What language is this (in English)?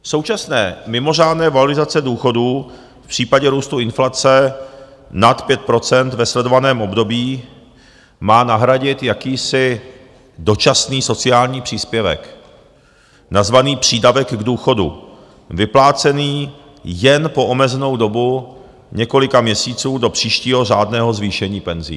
Czech